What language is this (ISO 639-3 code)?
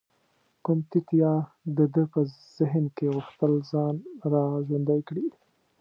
pus